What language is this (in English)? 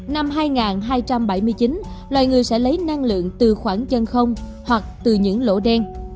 Vietnamese